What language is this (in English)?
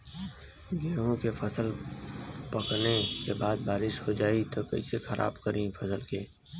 Bhojpuri